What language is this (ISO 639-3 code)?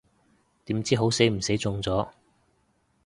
yue